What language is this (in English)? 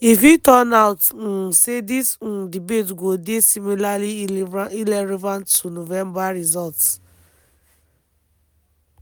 Nigerian Pidgin